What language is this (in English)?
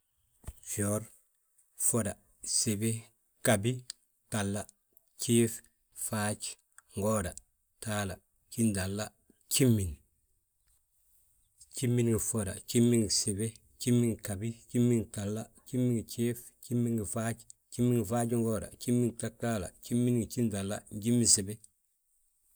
Balanta-Ganja